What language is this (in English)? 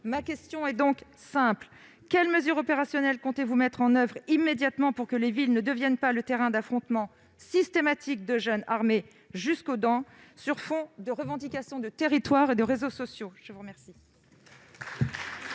French